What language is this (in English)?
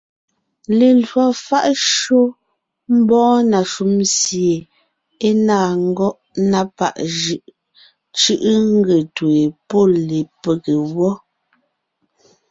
Ngiemboon